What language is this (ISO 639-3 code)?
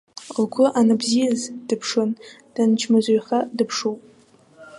abk